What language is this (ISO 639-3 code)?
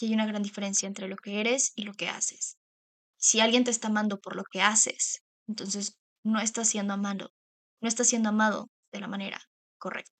spa